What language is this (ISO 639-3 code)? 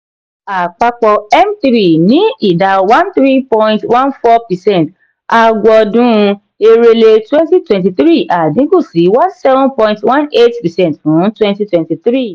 yor